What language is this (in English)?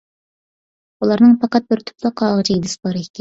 Uyghur